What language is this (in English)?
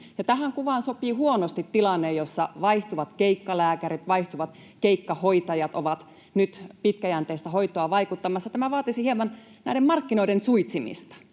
Finnish